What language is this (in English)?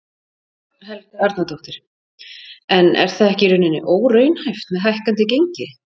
Icelandic